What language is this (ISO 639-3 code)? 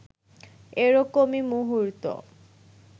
ben